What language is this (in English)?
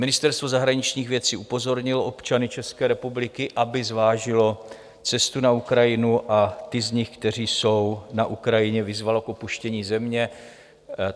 Czech